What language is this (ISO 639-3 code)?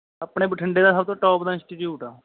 pan